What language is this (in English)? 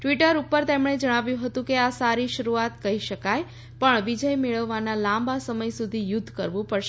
Gujarati